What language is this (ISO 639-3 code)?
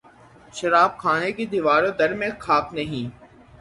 urd